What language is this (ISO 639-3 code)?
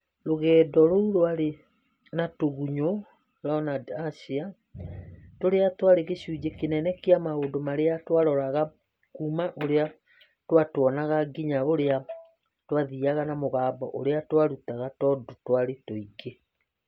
kik